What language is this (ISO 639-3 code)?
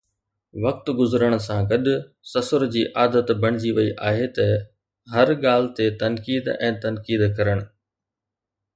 snd